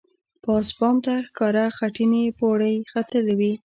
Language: Pashto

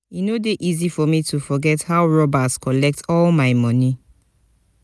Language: Nigerian Pidgin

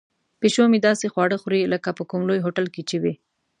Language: Pashto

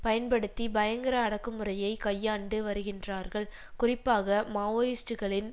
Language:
Tamil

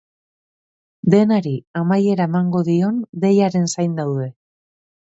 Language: Basque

